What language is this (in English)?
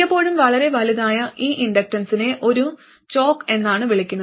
Malayalam